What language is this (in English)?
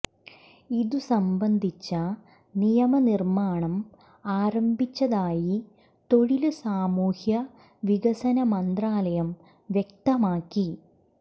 Malayalam